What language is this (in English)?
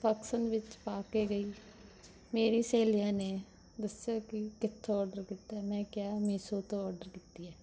Punjabi